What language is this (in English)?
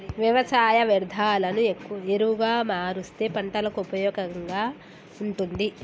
Telugu